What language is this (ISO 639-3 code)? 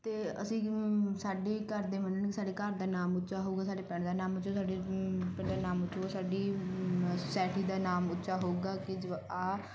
pan